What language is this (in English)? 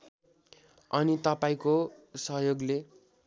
Nepali